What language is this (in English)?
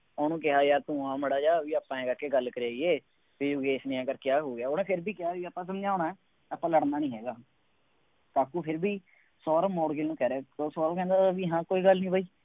Punjabi